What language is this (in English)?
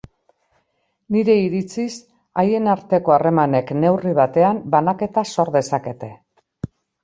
Basque